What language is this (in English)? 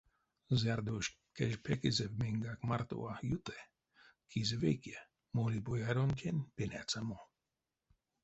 Erzya